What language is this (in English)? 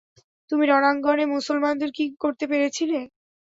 Bangla